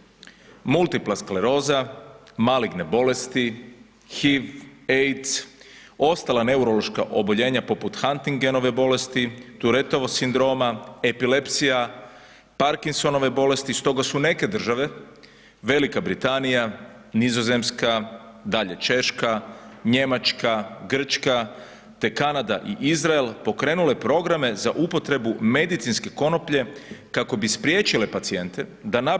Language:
Croatian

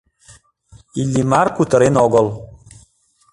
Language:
Mari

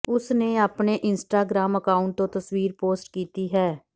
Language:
Punjabi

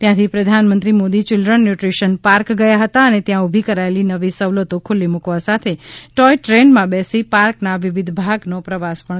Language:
Gujarati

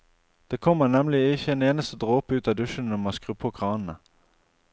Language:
Norwegian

